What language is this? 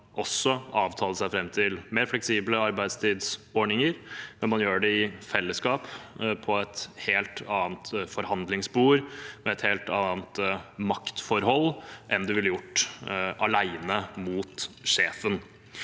Norwegian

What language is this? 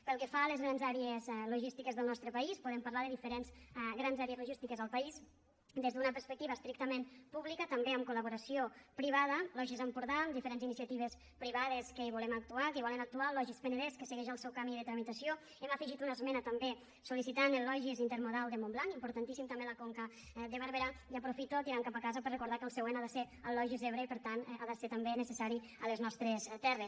Catalan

